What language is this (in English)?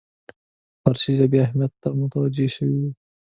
Pashto